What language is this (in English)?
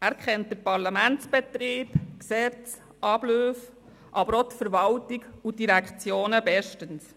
Swiss German